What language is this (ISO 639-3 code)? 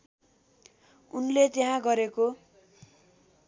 nep